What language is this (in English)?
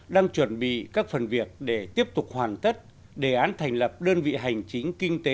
Vietnamese